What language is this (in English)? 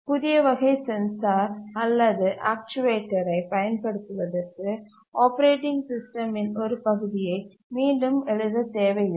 Tamil